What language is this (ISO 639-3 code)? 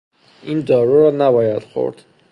fas